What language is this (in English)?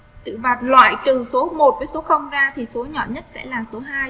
Vietnamese